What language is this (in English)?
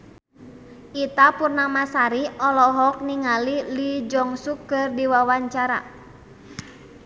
Sundanese